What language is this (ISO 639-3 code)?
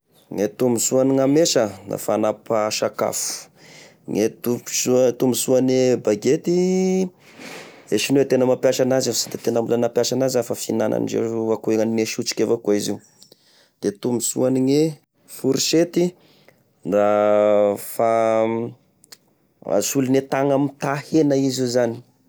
tkg